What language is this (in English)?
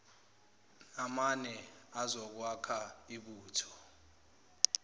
Zulu